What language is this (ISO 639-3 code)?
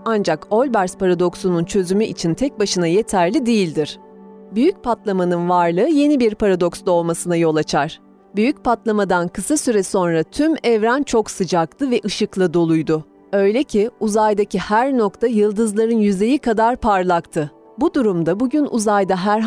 tur